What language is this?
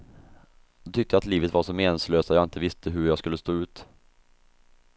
Swedish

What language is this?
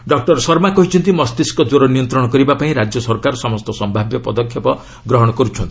Odia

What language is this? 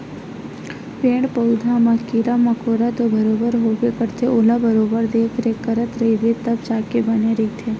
Chhattisgarhi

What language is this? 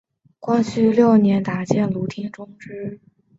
Chinese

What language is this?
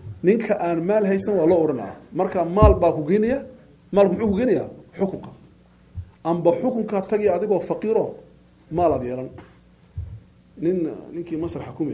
Arabic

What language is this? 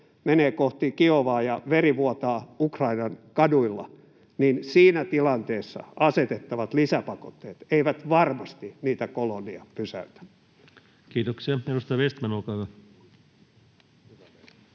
Finnish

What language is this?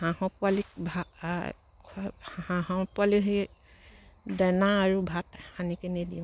Assamese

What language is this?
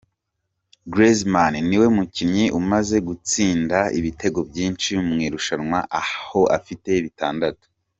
Kinyarwanda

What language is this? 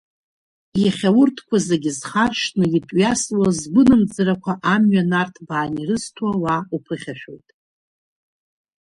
Abkhazian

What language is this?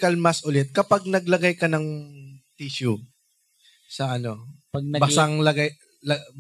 Filipino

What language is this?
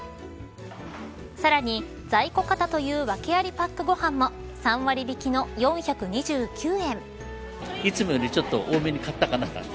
Japanese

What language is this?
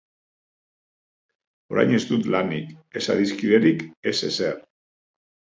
Basque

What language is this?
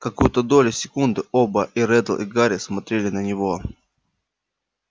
Russian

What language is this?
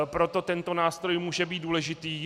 Czech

